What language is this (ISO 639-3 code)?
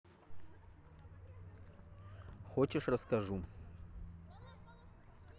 rus